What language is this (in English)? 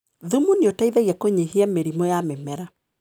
Kikuyu